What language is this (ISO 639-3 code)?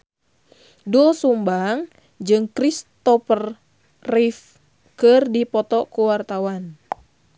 sun